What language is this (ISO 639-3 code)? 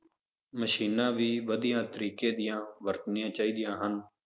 pan